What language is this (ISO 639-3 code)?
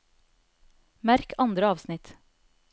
nor